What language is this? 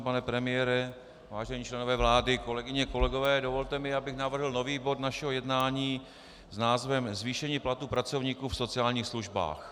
Czech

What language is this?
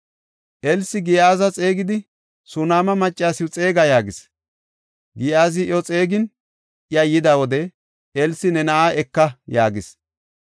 Gofa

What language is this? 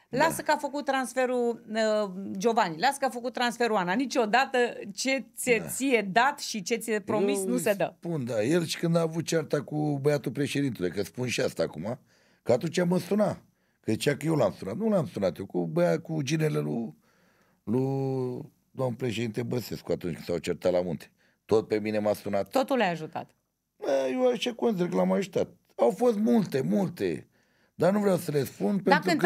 Romanian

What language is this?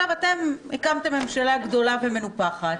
Hebrew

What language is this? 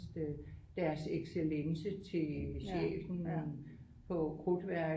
Danish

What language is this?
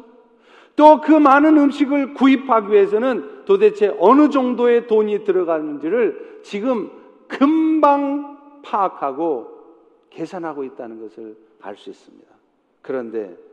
Korean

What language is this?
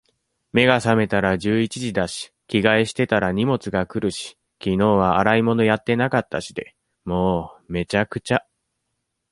Japanese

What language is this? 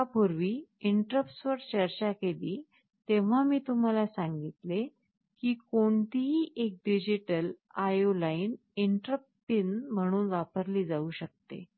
Marathi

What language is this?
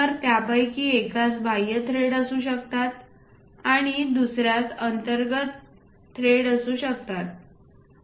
Marathi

